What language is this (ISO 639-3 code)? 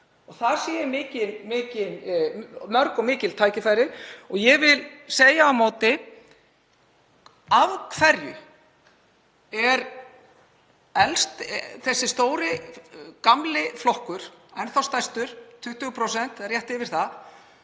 isl